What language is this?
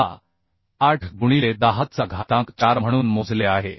Marathi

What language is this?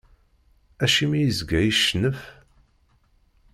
Kabyle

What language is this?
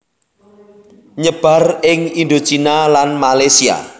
Javanese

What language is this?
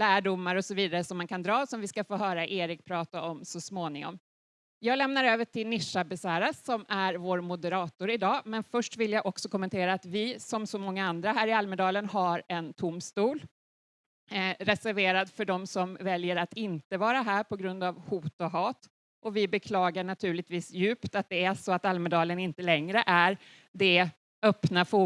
Swedish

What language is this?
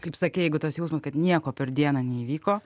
Lithuanian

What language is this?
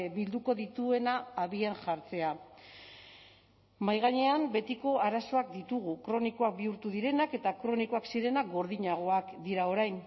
Basque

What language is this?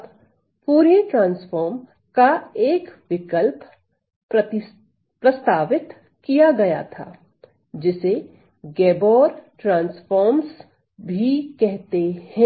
Hindi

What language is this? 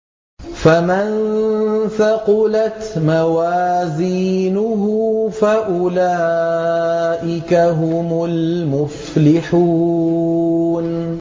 Arabic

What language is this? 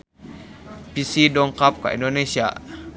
Sundanese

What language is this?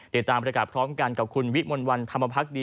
Thai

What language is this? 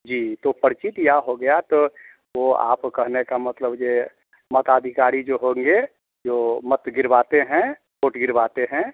Hindi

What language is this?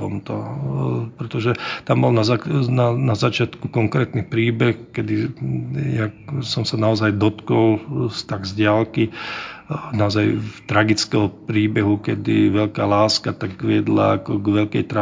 Czech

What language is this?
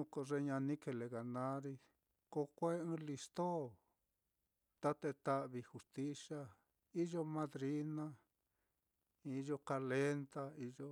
Mitlatongo Mixtec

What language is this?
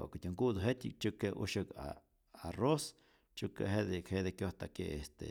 Rayón Zoque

